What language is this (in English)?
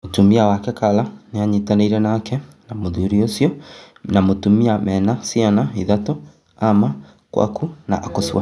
Kikuyu